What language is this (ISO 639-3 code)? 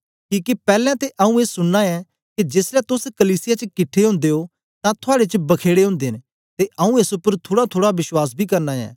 doi